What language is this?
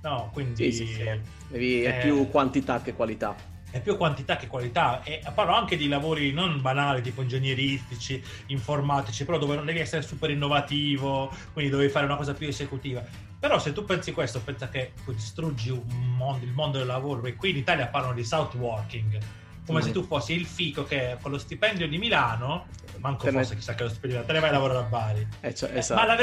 Italian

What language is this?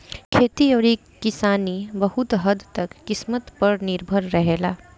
Bhojpuri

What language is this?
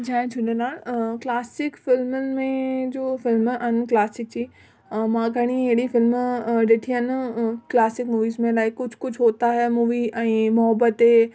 Sindhi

